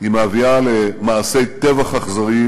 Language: Hebrew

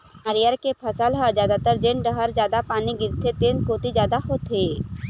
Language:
Chhattisgarhi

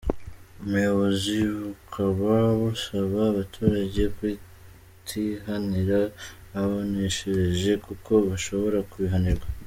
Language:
Kinyarwanda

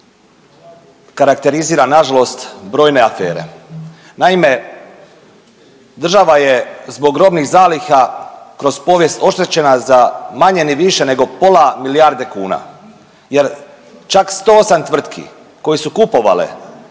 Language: Croatian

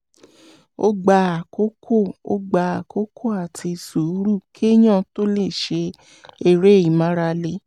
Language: Yoruba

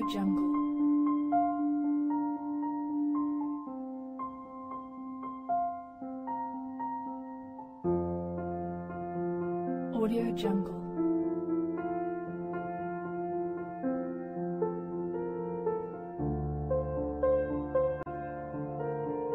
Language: Spanish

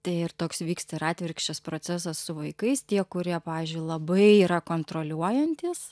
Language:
Lithuanian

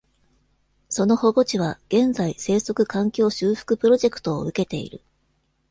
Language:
Japanese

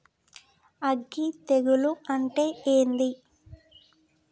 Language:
Telugu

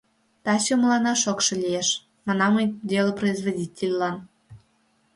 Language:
Mari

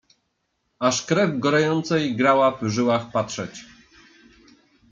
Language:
Polish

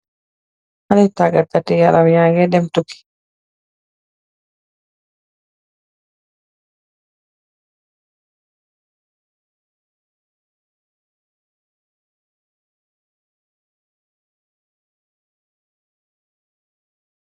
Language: Wolof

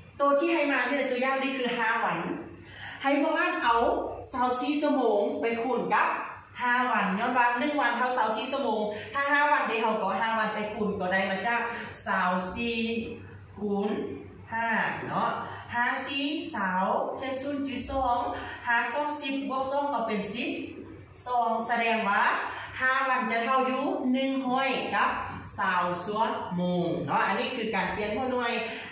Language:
Thai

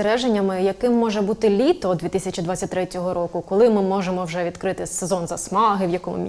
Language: Ukrainian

